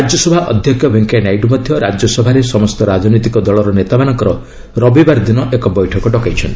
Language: Odia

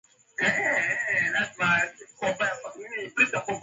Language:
Swahili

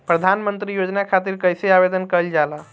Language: Bhojpuri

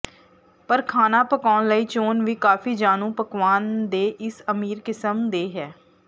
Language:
Punjabi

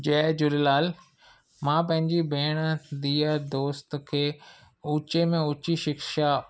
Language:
Sindhi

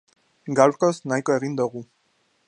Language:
Basque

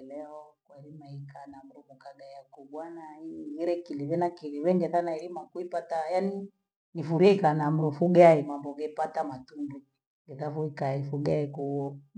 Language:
Gweno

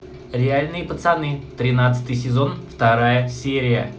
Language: Russian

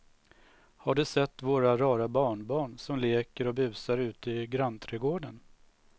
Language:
Swedish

